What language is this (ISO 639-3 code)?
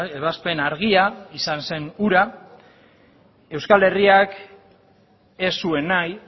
eus